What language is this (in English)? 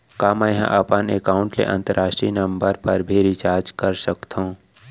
Chhattisgarhi